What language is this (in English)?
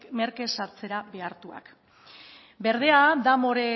Basque